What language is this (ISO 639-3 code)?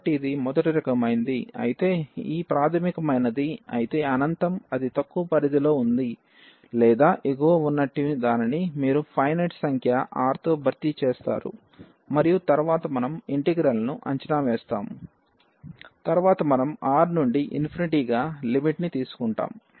tel